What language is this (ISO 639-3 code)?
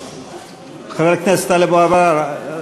heb